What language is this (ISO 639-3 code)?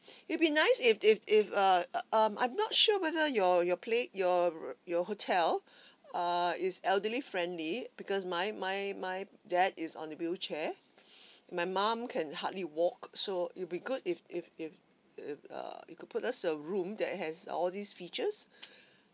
eng